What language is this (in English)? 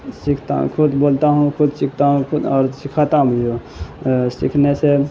Urdu